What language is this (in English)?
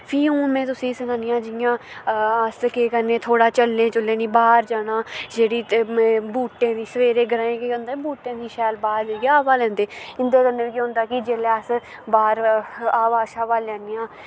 Dogri